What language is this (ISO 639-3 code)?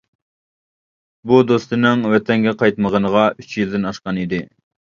uig